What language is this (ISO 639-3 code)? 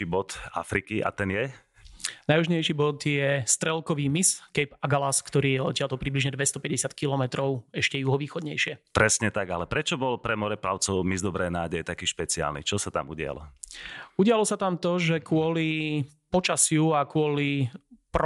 slk